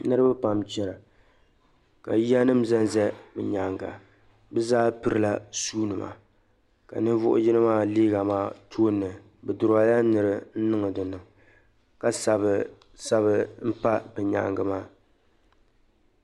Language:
Dagbani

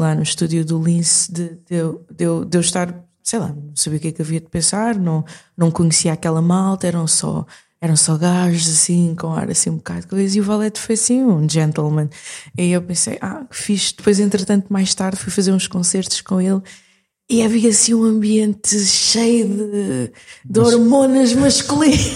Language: Portuguese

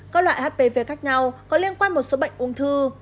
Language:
Vietnamese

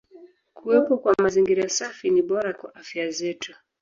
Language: Swahili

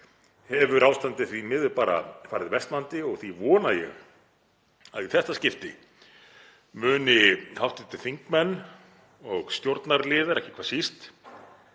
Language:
Icelandic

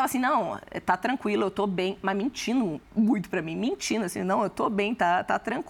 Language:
Portuguese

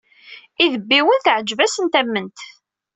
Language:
Kabyle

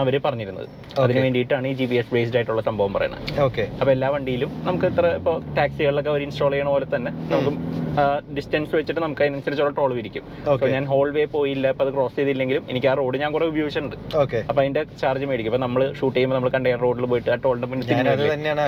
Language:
Malayalam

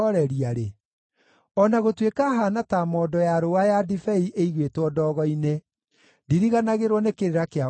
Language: Kikuyu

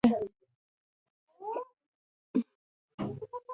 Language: Pashto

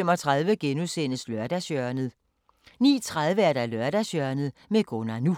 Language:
Danish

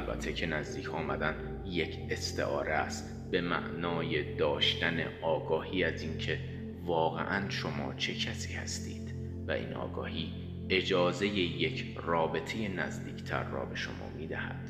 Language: Persian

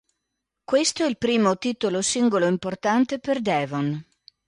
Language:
Italian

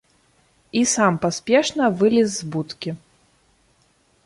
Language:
Belarusian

